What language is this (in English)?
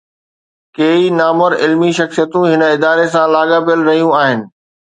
Sindhi